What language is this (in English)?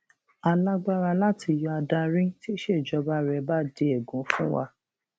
Yoruba